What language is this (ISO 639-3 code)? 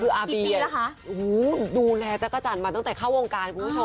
tha